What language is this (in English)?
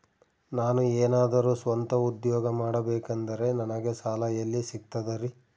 Kannada